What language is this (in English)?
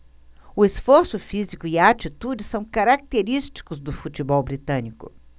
Portuguese